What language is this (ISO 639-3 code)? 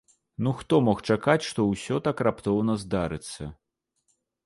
bel